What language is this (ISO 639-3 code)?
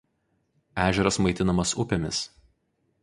lit